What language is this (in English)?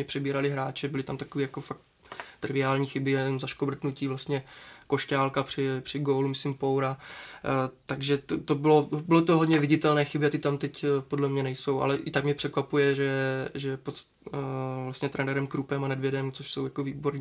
Czech